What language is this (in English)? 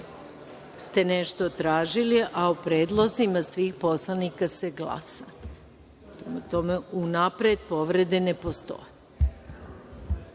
Serbian